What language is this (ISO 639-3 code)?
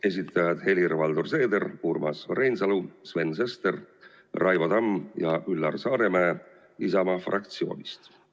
est